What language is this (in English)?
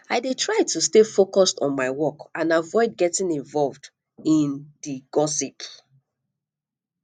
Nigerian Pidgin